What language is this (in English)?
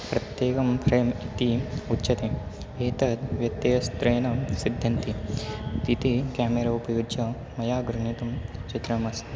Sanskrit